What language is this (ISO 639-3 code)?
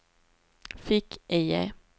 swe